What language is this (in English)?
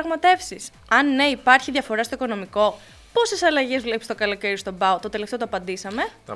Greek